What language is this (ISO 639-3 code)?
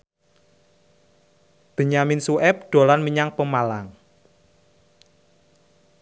jav